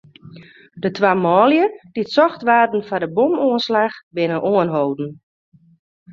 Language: Western Frisian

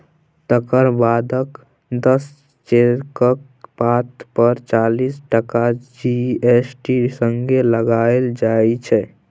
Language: Maithili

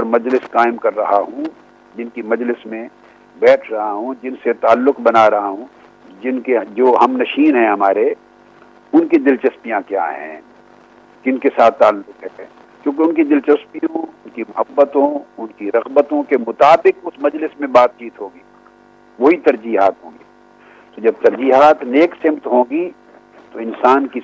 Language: Urdu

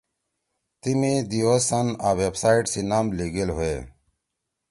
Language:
Torwali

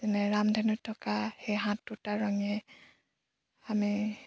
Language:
Assamese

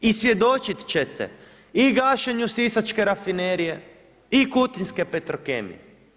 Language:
Croatian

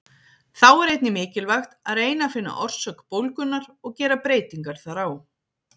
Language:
Icelandic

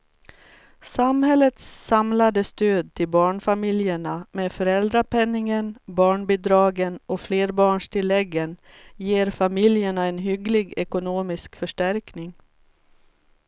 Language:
Swedish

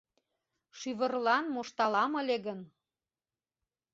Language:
Mari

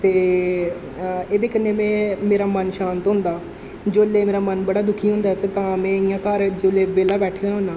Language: Dogri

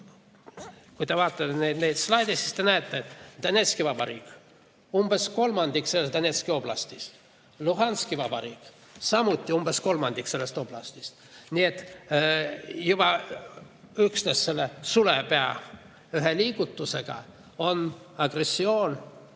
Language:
Estonian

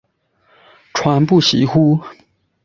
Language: Chinese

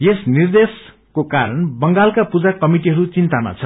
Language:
Nepali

